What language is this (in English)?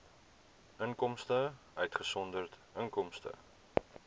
Afrikaans